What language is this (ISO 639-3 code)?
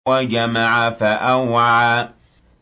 ara